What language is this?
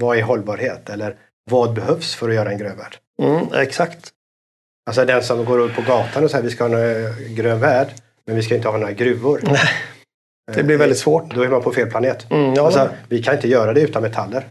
Swedish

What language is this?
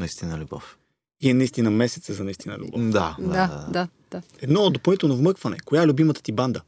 Bulgarian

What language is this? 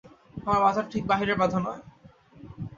Bangla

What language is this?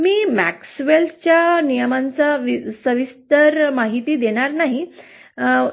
Marathi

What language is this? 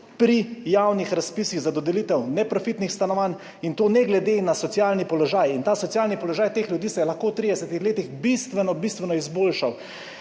Slovenian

